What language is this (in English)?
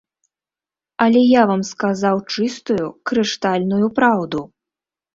Belarusian